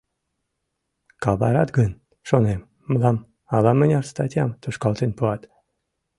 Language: Mari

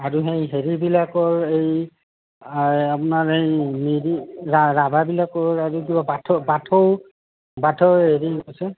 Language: Assamese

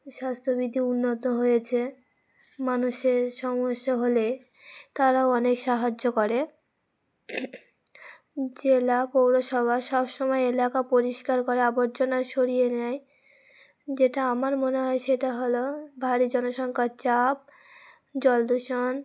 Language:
Bangla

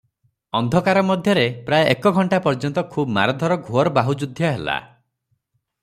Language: Odia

